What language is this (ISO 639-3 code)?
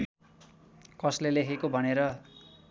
nep